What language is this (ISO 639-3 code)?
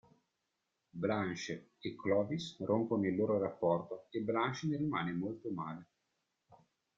ita